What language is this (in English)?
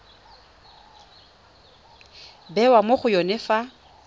Tswana